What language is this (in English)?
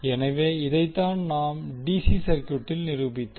Tamil